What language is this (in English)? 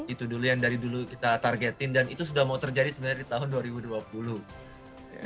Indonesian